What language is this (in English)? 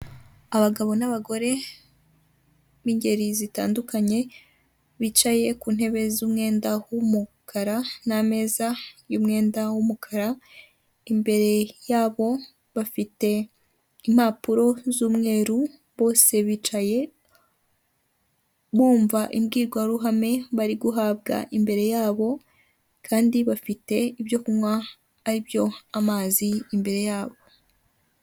Kinyarwanda